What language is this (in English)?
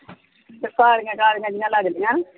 Punjabi